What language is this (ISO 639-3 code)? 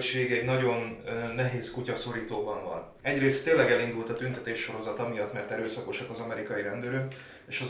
hun